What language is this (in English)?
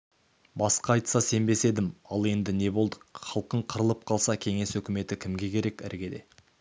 Kazakh